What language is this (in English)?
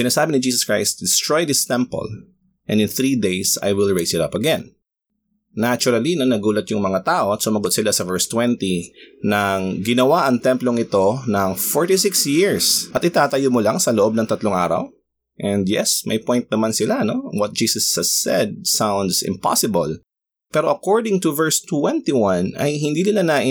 Filipino